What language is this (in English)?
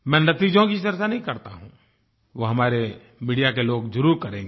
Hindi